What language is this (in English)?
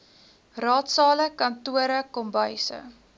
Afrikaans